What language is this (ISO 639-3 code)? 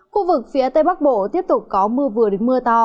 vie